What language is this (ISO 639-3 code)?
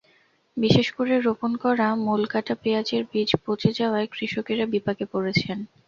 ben